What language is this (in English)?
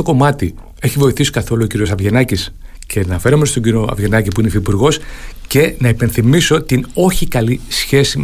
Greek